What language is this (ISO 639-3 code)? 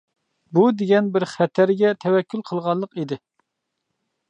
uig